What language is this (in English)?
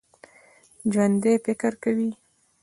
Pashto